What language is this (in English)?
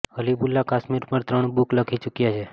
Gujarati